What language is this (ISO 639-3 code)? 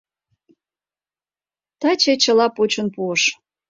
chm